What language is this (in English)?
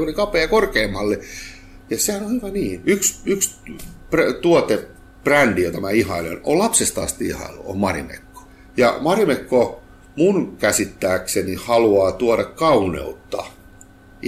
Finnish